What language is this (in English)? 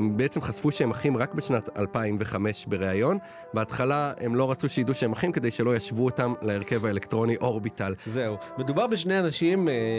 Hebrew